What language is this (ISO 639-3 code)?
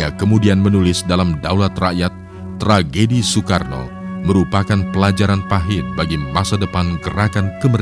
ind